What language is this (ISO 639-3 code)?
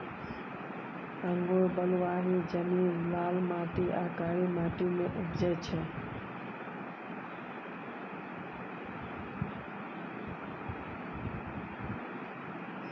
mai